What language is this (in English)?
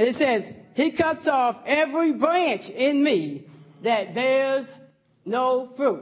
English